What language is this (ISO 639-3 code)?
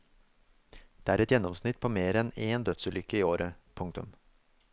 nor